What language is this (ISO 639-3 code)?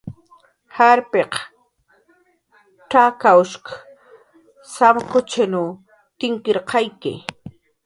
jqr